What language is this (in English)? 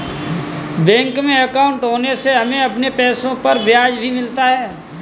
Hindi